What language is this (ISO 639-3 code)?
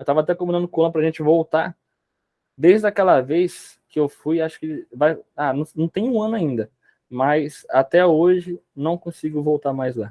por